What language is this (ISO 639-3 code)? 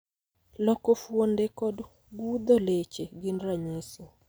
luo